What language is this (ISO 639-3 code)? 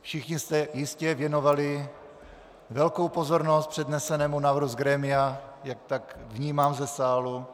ces